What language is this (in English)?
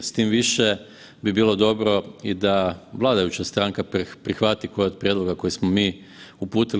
Croatian